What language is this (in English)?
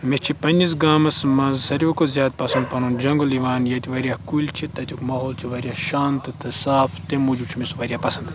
Kashmiri